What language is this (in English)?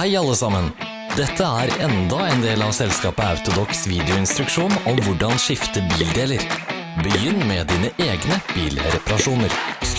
Norwegian